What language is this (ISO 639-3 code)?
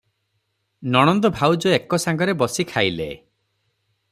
ori